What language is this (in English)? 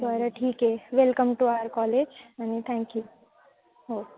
Marathi